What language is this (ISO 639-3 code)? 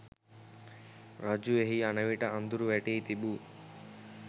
sin